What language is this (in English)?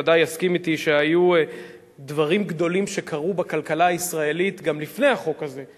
Hebrew